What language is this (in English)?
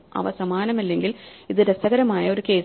Malayalam